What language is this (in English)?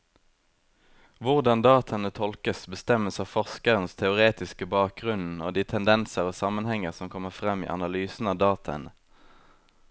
Norwegian